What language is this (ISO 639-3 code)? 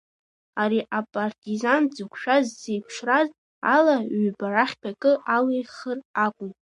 abk